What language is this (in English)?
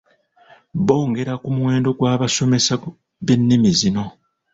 Ganda